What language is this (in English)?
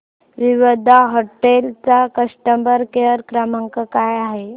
Marathi